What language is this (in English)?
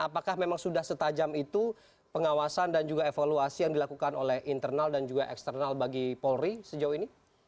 Indonesian